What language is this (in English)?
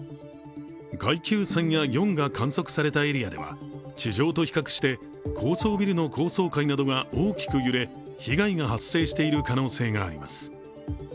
Japanese